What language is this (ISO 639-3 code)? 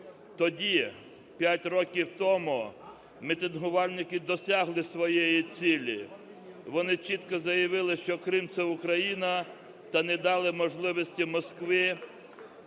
ukr